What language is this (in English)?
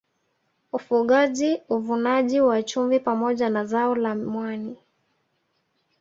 Swahili